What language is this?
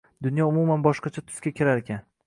Uzbek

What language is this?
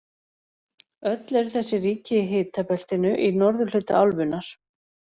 Icelandic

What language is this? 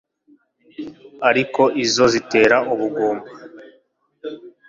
Kinyarwanda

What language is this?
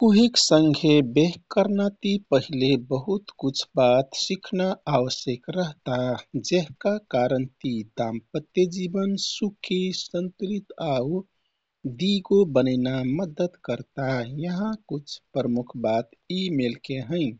Kathoriya Tharu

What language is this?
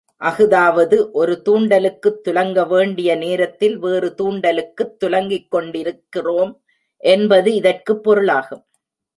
Tamil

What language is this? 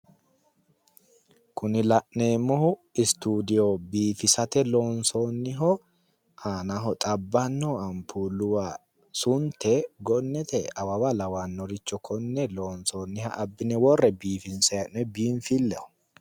Sidamo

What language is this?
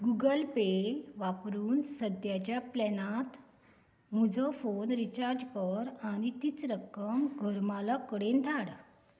Konkani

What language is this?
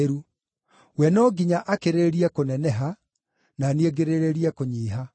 Kikuyu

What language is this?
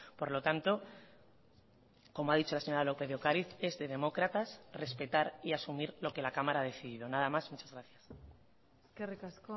Spanish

